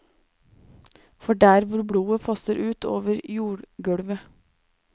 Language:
Norwegian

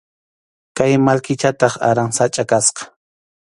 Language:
Arequipa-La Unión Quechua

